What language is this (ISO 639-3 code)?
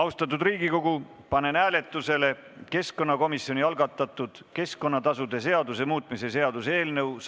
est